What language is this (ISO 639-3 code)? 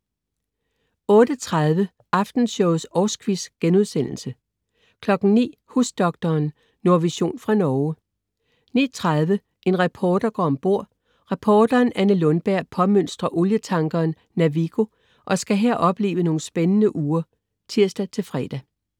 dan